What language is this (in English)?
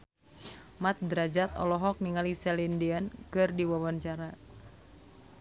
Sundanese